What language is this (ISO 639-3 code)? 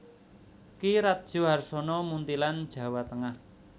jav